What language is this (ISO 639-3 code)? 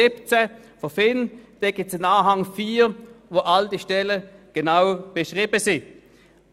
gsw